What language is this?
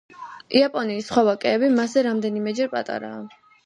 Georgian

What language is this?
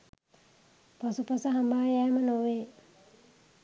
Sinhala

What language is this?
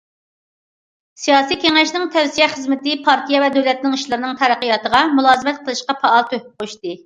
Uyghur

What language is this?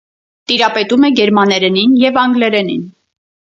Armenian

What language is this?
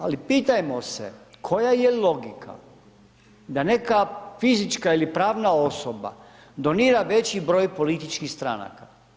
Croatian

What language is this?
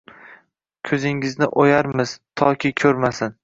Uzbek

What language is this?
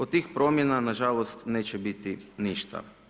Croatian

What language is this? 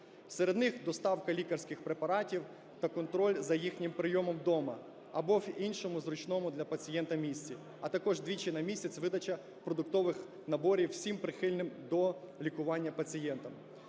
Ukrainian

